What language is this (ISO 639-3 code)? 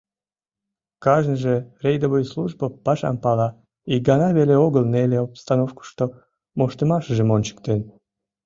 chm